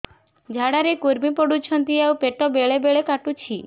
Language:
Odia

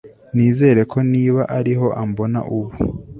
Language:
Kinyarwanda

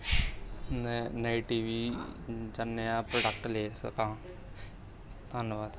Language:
Punjabi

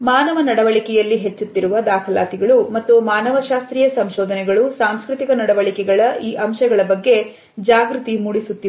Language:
Kannada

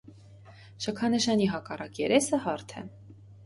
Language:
Armenian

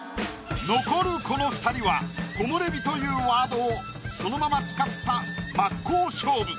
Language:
Japanese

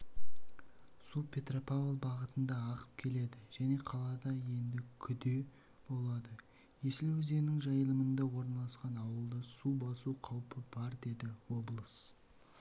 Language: Kazakh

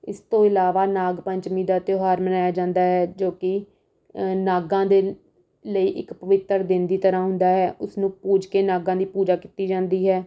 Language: Punjabi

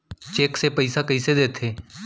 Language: Chhattisgarhi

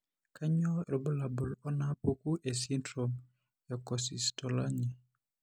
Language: Masai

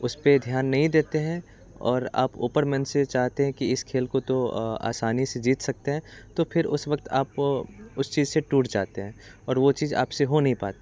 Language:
Hindi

